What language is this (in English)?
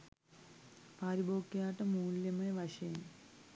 Sinhala